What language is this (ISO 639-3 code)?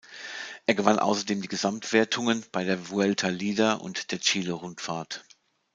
deu